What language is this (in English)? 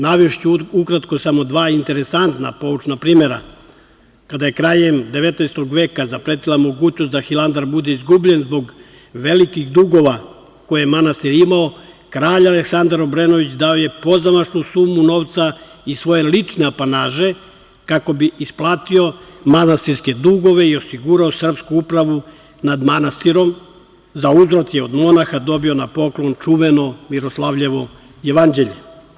Serbian